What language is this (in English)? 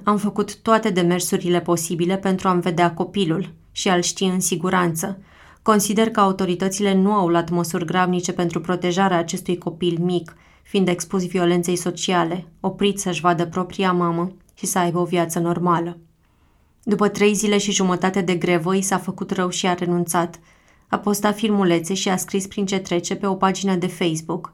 Romanian